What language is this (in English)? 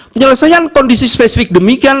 Indonesian